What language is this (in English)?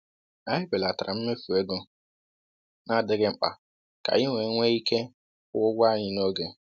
Igbo